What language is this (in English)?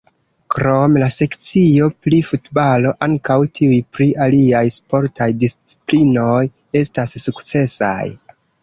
Esperanto